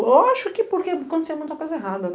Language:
Portuguese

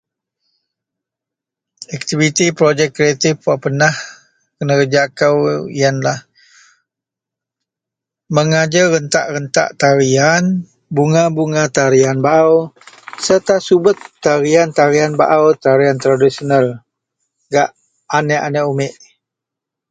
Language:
Central Melanau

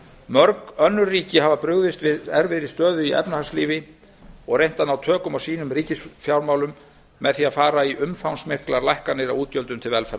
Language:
Icelandic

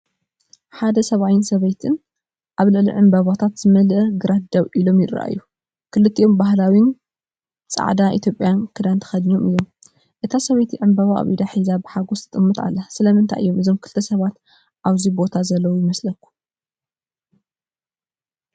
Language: Tigrinya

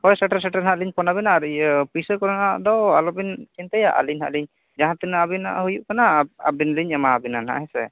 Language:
Santali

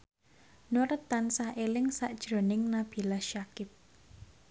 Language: Javanese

